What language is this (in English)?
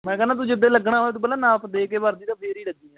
Punjabi